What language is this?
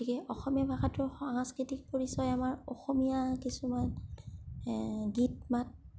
Assamese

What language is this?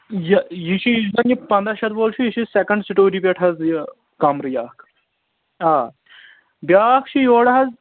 Kashmiri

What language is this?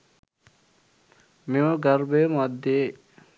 Sinhala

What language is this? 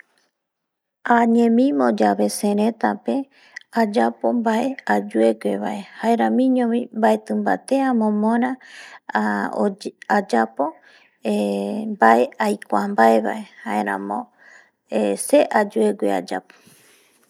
Eastern Bolivian Guaraní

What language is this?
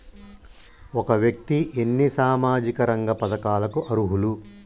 Telugu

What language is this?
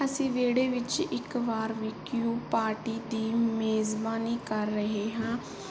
Punjabi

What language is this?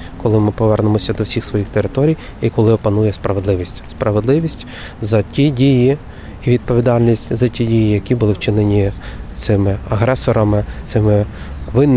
Ukrainian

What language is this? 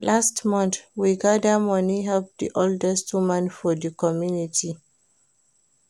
Nigerian Pidgin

